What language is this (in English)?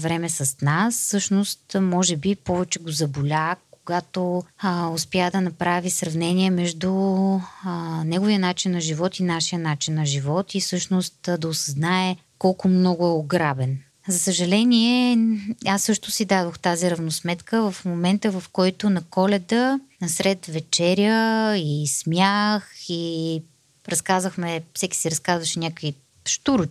Bulgarian